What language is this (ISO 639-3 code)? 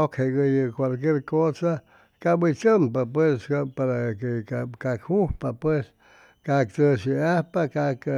zoh